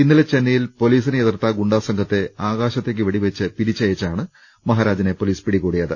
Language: Malayalam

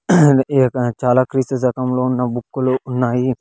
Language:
Telugu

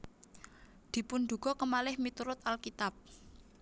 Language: Javanese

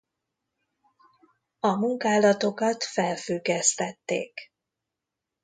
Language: Hungarian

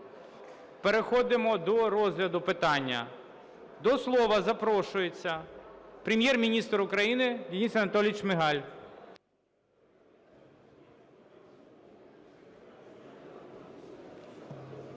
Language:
Ukrainian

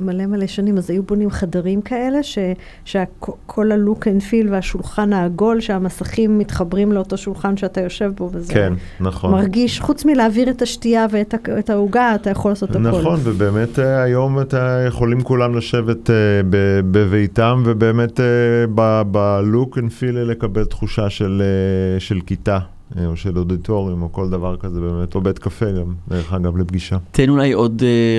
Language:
Hebrew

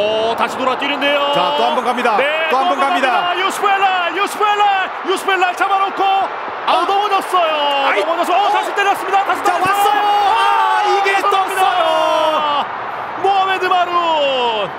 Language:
Korean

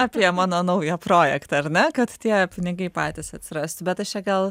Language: Lithuanian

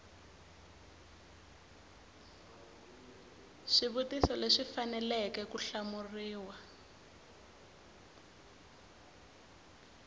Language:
Tsonga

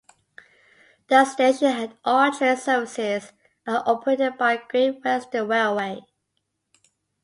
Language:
English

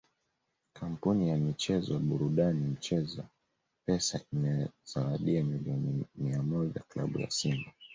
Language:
Swahili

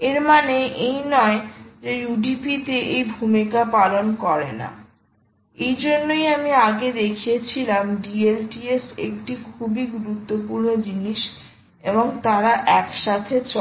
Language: Bangla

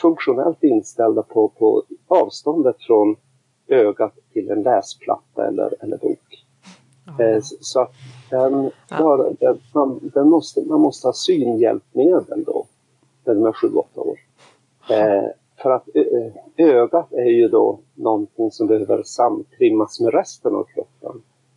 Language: Swedish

